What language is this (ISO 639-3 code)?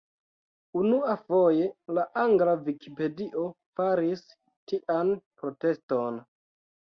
epo